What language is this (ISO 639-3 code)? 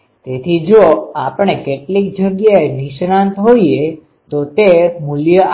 guj